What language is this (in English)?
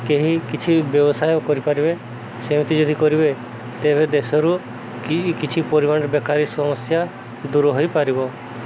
Odia